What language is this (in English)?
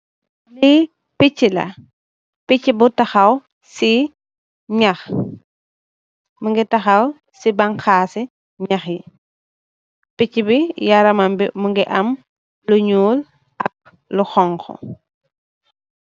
Wolof